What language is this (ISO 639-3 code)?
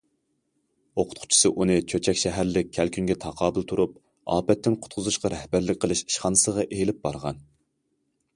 uig